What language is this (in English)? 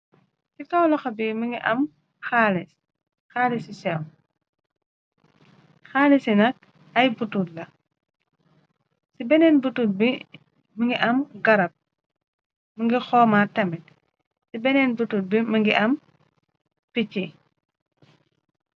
Wolof